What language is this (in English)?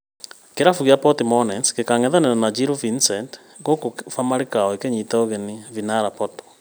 Kikuyu